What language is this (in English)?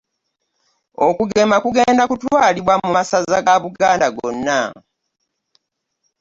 Ganda